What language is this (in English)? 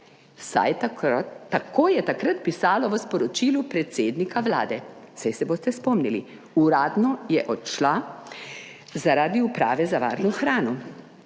Slovenian